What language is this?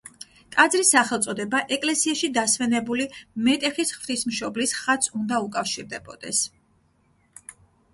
Georgian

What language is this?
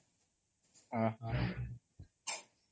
Odia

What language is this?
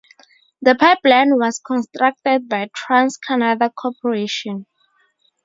English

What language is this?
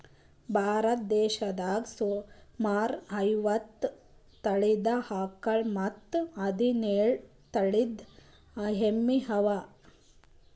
Kannada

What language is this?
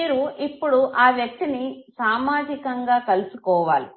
Telugu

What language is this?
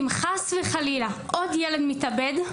Hebrew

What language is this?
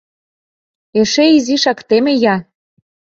Mari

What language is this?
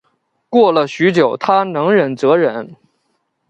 Chinese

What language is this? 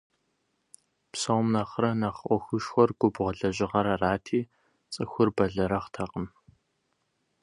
Kabardian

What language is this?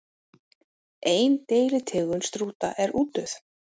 Icelandic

